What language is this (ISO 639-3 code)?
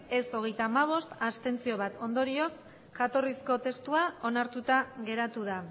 eus